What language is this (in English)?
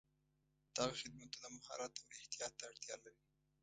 Pashto